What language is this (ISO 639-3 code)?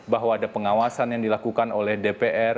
ind